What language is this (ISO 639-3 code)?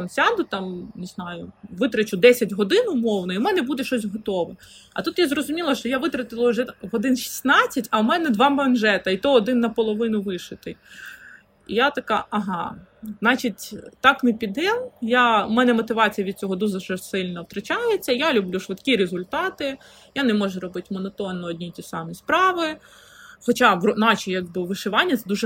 ukr